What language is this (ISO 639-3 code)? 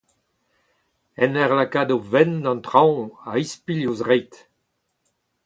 bre